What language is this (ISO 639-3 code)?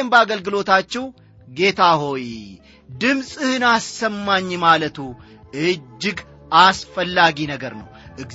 amh